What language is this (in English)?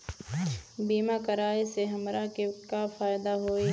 Bhojpuri